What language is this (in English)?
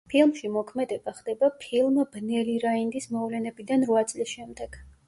Georgian